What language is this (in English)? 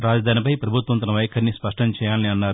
Telugu